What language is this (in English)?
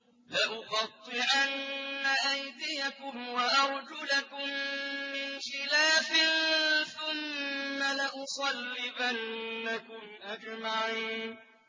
Arabic